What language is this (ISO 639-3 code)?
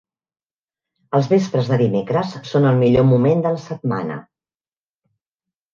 cat